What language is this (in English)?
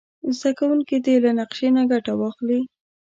Pashto